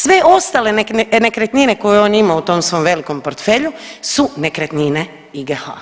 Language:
Croatian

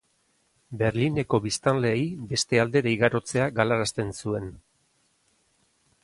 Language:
Basque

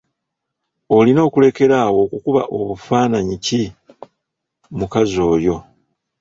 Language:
Ganda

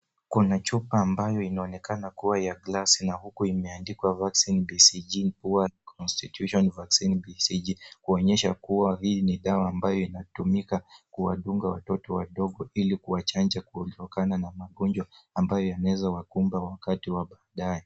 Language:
Swahili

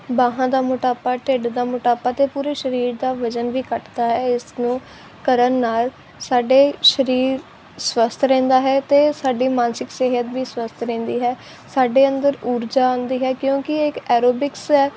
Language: Punjabi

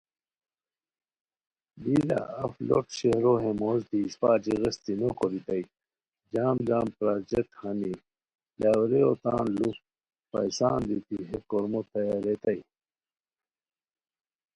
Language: Khowar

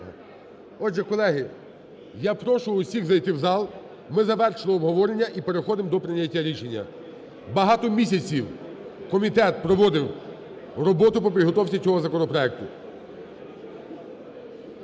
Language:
Ukrainian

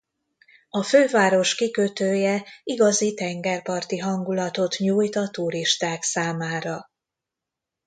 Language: Hungarian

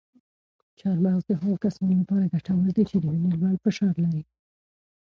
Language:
Pashto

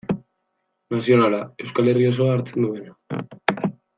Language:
Basque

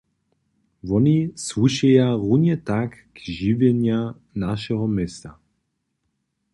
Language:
Upper Sorbian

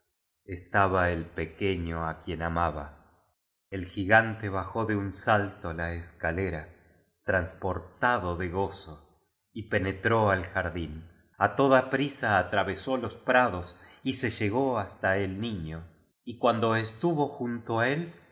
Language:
Spanish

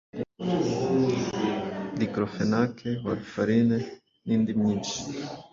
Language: Kinyarwanda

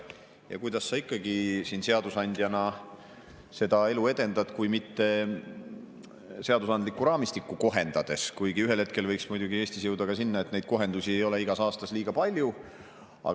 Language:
Estonian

